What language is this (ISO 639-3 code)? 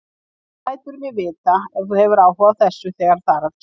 isl